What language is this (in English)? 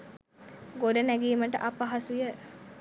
Sinhala